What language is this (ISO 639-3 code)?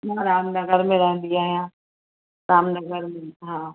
snd